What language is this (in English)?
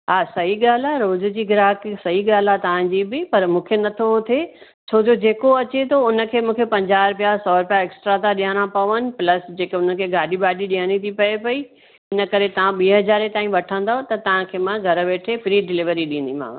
Sindhi